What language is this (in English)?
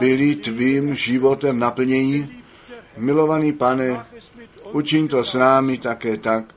Czech